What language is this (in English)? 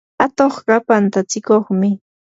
Yanahuanca Pasco Quechua